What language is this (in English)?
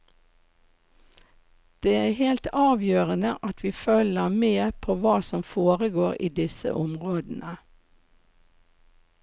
Norwegian